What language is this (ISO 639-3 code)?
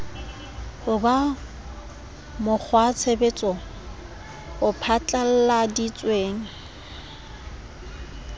sot